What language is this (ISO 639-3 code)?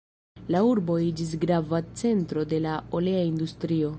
epo